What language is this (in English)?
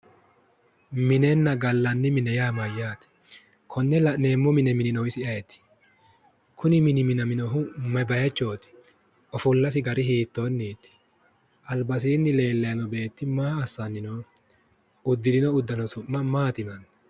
Sidamo